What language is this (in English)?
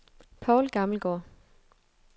Danish